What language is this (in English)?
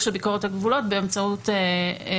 Hebrew